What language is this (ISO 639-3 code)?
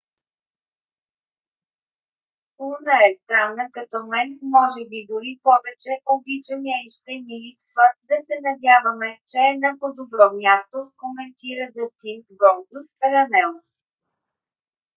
bul